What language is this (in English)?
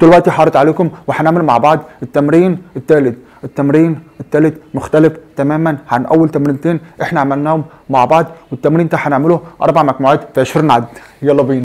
Arabic